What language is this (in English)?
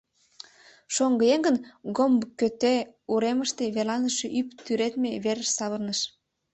Mari